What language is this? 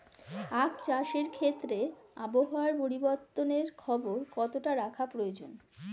Bangla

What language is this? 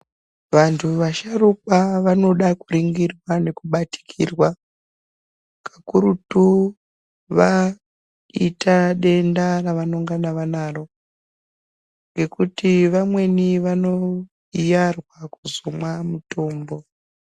Ndau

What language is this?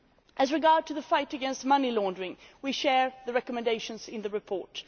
English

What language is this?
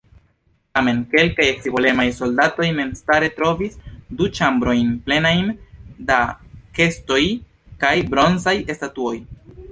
Esperanto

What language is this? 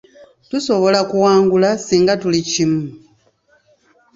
Ganda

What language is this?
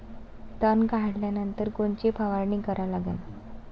Marathi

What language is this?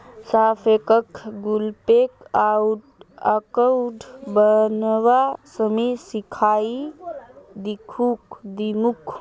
Magahi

